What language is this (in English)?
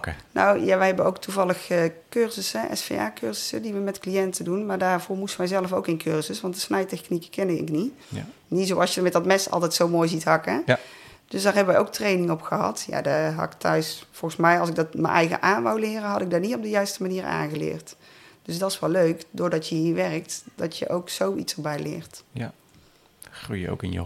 Dutch